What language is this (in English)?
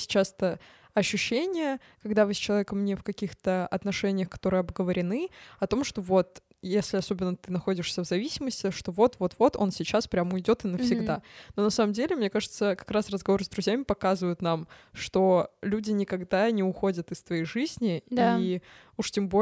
Russian